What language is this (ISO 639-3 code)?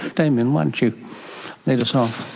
eng